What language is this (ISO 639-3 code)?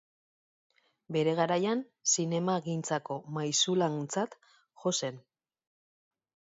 eus